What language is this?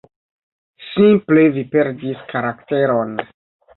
Esperanto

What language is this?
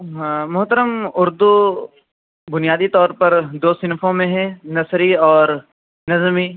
Urdu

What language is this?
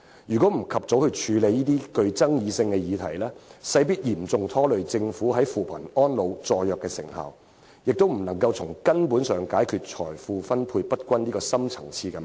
Cantonese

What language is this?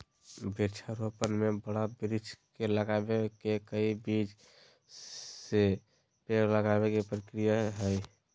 Magahi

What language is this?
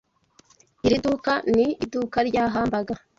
Kinyarwanda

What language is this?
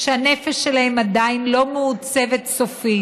Hebrew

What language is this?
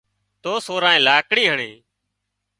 Wadiyara Koli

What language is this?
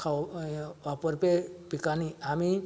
Konkani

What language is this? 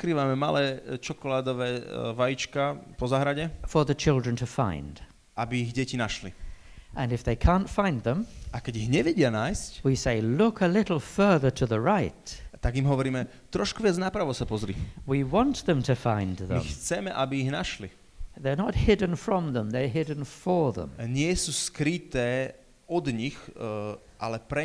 Slovak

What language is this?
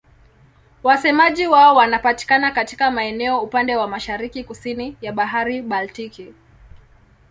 Swahili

